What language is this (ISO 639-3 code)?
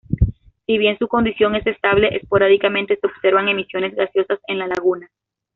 spa